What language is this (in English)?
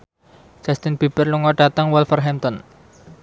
Javanese